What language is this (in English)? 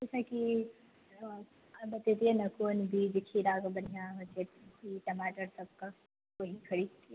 Maithili